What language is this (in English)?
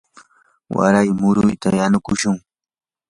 Yanahuanca Pasco Quechua